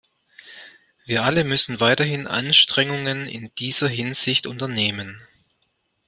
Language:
German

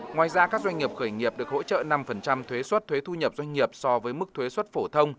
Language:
Vietnamese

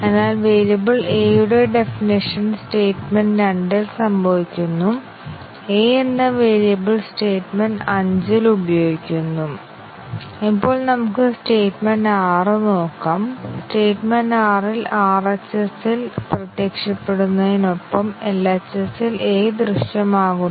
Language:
Malayalam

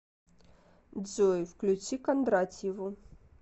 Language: Russian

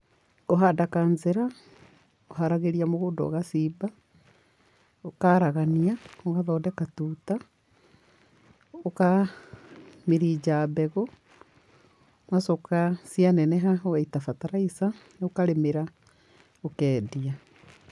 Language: Kikuyu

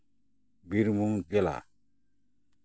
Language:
Santali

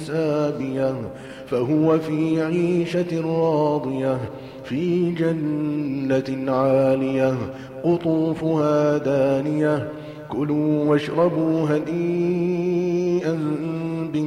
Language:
Arabic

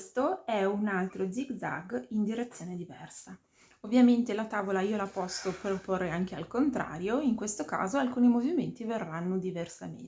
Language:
Italian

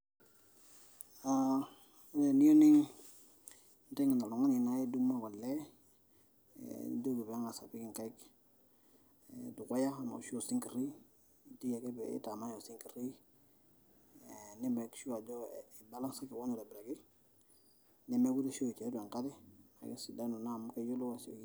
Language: Masai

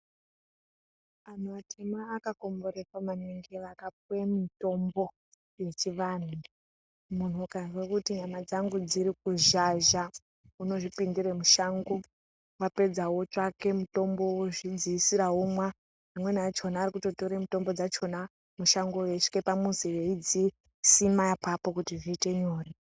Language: Ndau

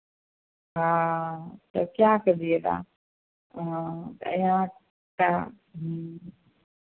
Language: Hindi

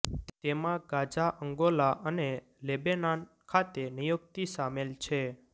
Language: Gujarati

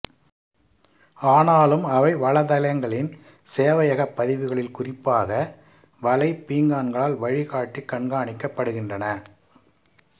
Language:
Tamil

